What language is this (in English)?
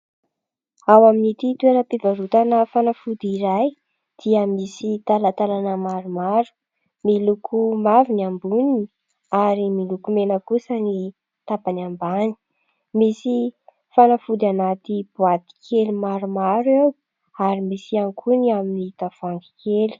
Malagasy